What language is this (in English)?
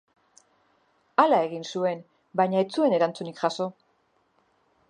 Basque